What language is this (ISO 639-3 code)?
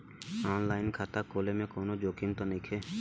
bho